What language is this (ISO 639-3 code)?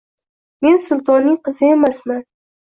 uzb